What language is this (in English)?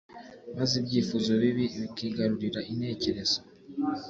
Kinyarwanda